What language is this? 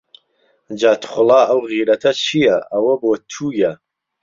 Central Kurdish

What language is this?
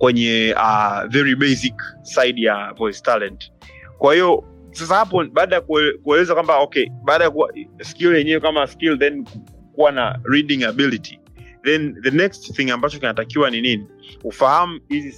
Swahili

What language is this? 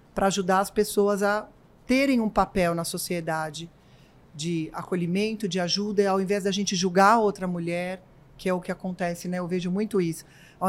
Portuguese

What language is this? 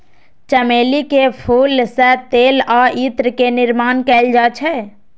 Maithili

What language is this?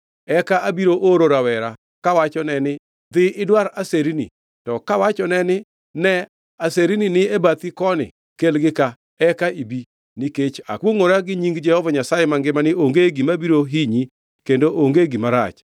Luo (Kenya and Tanzania)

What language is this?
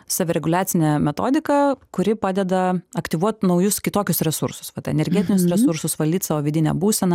Lithuanian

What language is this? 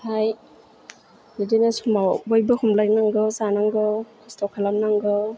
Bodo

